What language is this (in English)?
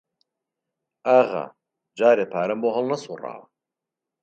Central Kurdish